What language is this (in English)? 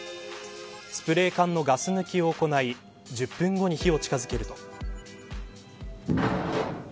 Japanese